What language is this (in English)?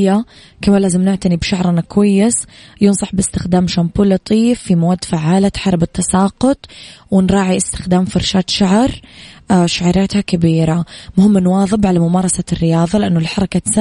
Arabic